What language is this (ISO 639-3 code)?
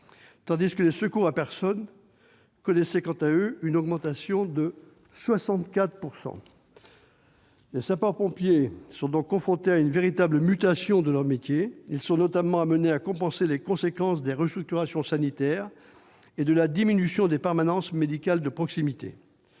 fra